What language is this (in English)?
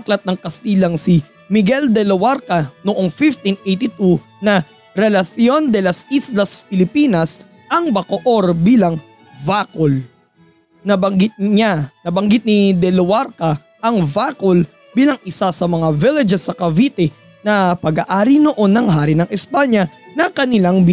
Filipino